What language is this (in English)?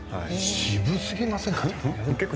Japanese